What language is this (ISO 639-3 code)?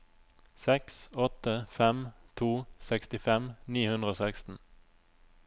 nor